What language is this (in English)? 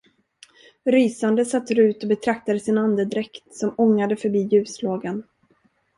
Swedish